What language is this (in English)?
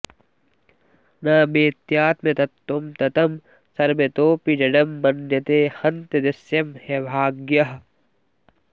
Sanskrit